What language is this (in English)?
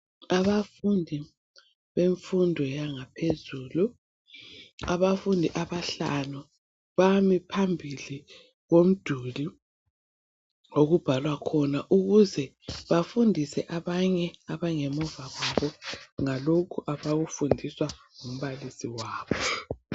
North Ndebele